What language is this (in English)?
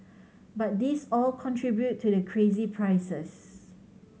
English